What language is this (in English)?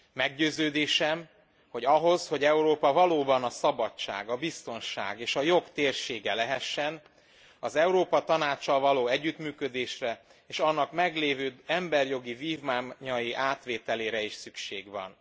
Hungarian